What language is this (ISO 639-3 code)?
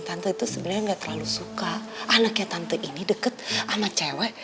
ind